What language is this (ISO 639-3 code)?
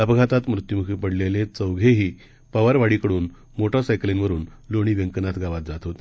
mar